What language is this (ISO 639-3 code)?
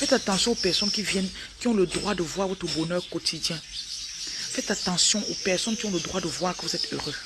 fra